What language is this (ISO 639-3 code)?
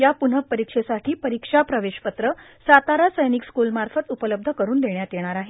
mar